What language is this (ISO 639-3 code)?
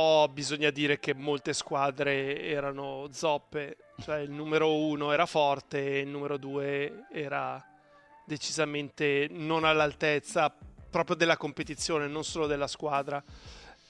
ita